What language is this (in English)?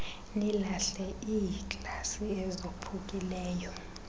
Xhosa